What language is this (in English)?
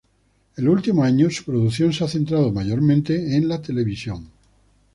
Spanish